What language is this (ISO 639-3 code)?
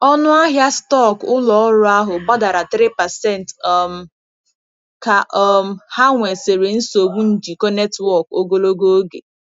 ibo